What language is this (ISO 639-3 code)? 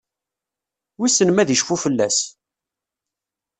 kab